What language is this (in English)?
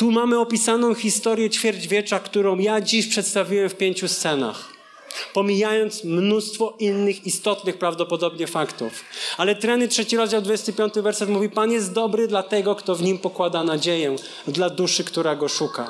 Polish